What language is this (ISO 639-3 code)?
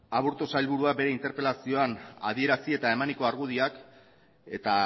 eus